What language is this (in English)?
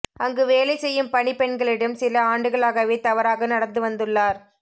Tamil